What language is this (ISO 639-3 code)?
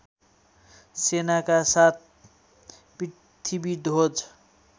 nep